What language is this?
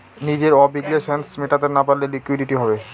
Bangla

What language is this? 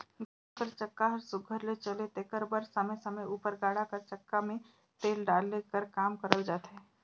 Chhattisgarhi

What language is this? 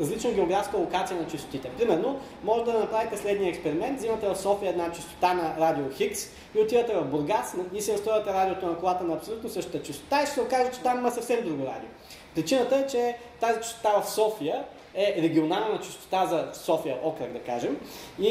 Bulgarian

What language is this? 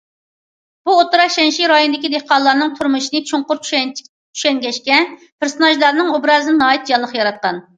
Uyghur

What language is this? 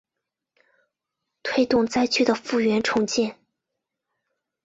Chinese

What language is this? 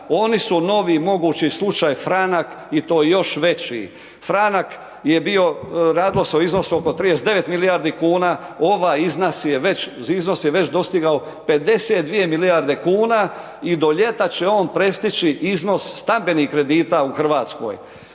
Croatian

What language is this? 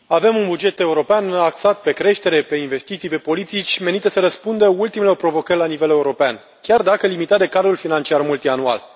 Romanian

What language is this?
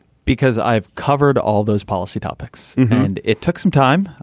English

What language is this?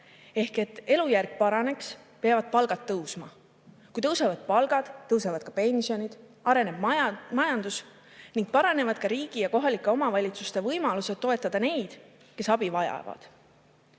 Estonian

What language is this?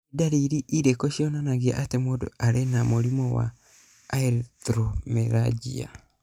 Kikuyu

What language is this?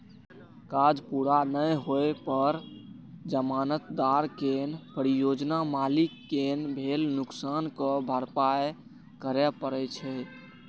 Maithili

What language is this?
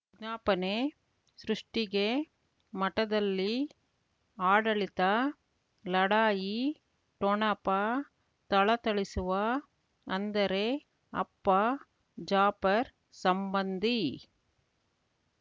Kannada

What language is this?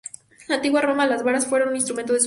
Spanish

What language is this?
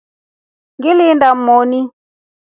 Rombo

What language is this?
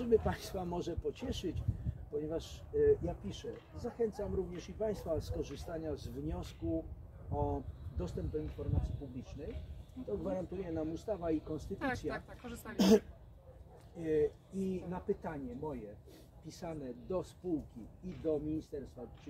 Polish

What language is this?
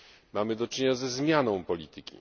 Polish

